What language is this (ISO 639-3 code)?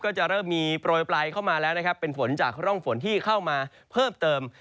tha